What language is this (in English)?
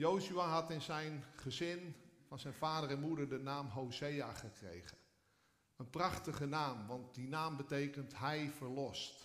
Dutch